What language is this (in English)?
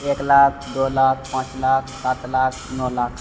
Maithili